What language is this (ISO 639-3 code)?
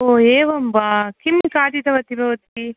san